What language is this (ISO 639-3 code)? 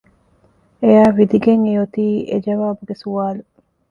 div